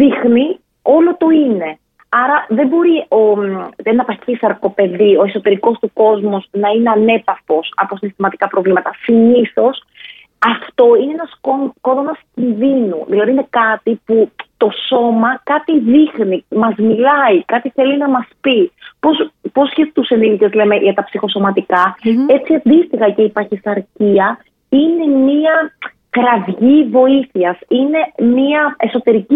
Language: Greek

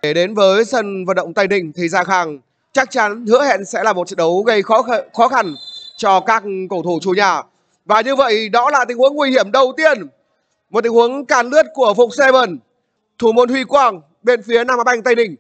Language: Vietnamese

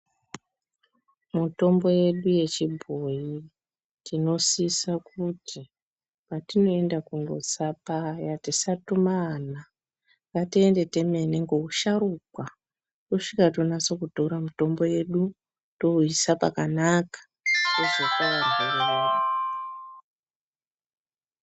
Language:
Ndau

